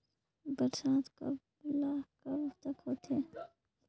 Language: Chhattisgarhi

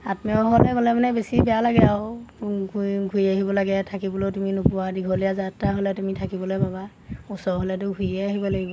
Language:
Assamese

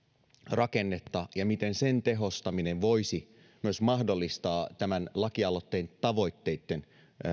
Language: Finnish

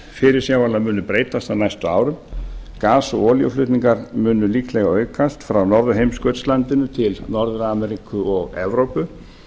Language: Icelandic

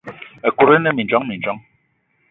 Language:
Eton (Cameroon)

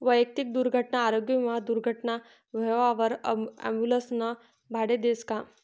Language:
Marathi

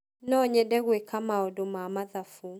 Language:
Kikuyu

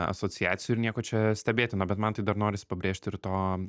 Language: Lithuanian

